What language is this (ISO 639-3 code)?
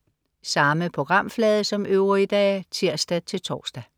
dan